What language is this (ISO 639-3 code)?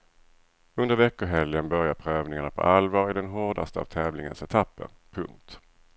swe